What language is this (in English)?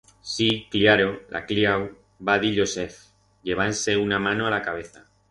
Aragonese